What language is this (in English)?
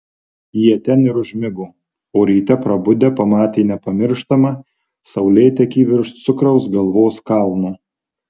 Lithuanian